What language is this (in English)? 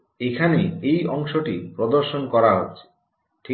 Bangla